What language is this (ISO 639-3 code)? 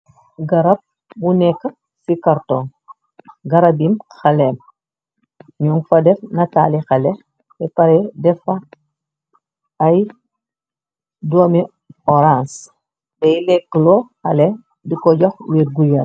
wol